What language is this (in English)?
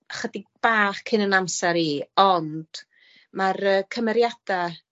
Welsh